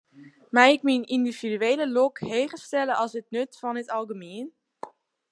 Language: Western Frisian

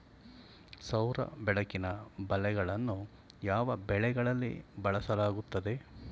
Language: Kannada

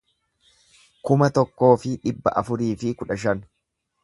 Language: Oromo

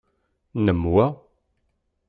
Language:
Kabyle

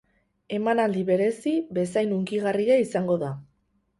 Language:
Basque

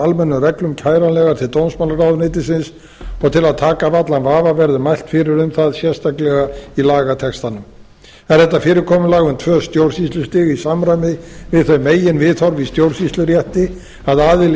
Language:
Icelandic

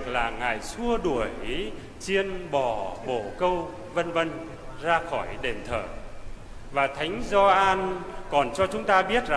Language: Vietnamese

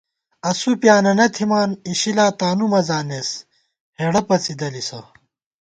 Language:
Gawar-Bati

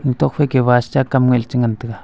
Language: Wancho Naga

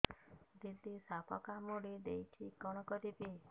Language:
Odia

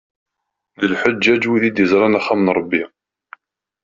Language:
Kabyle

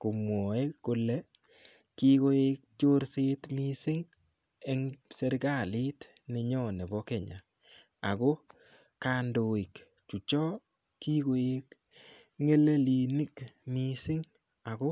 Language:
Kalenjin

